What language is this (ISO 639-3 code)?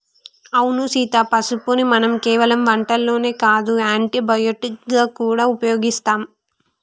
tel